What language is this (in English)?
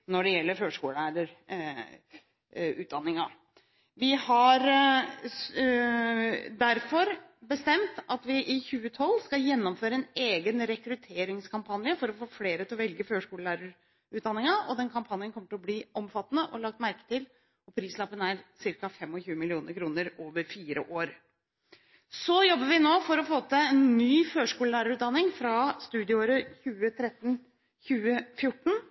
Norwegian Bokmål